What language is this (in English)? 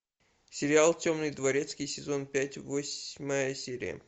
Russian